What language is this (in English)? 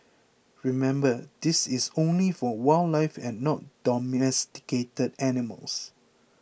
English